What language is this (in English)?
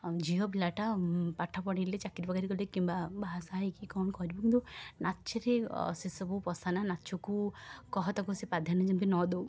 Odia